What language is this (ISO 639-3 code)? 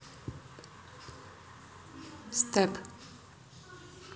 rus